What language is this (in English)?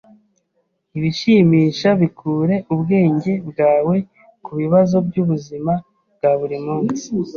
Kinyarwanda